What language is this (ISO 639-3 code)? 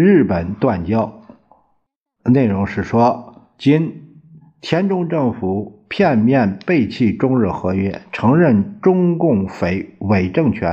zho